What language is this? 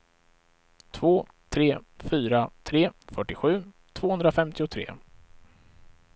Swedish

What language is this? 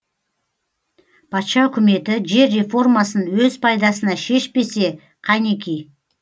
Kazakh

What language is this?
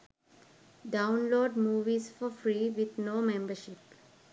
Sinhala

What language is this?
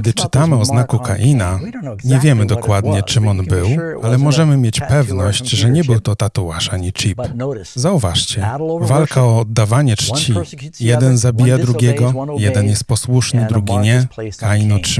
Polish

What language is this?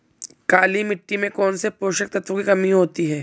Hindi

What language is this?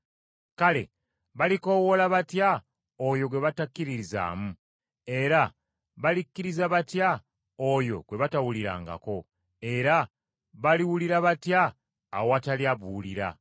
Ganda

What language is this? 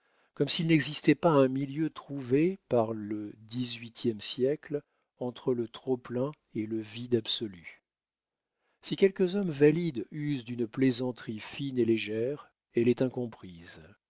French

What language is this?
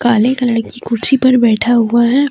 Hindi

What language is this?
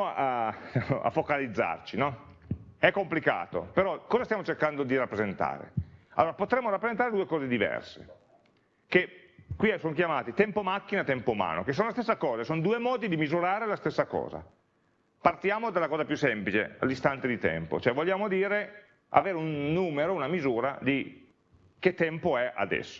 Italian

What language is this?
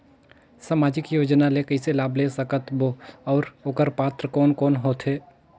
Chhattisgarhi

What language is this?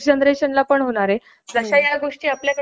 Marathi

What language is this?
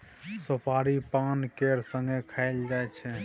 Maithili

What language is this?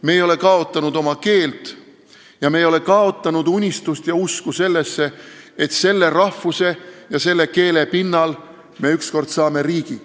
Estonian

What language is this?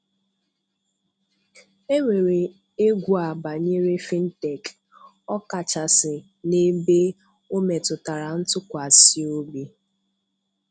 Igbo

